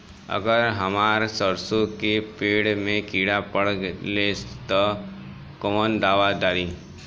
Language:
Bhojpuri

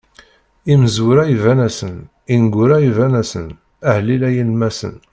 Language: Kabyle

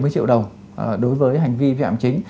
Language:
Vietnamese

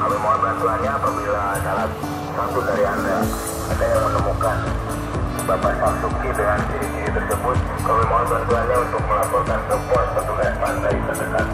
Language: Indonesian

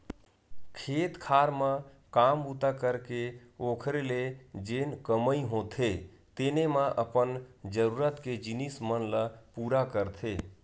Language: Chhattisgarhi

